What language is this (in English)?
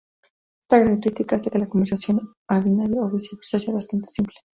Spanish